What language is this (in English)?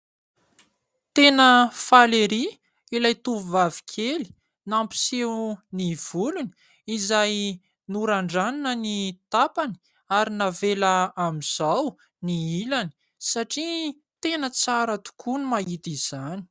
Malagasy